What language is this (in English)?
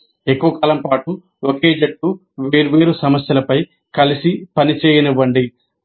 Telugu